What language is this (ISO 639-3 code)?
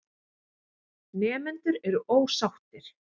isl